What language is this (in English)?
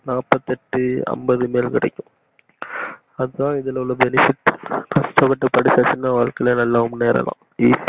Tamil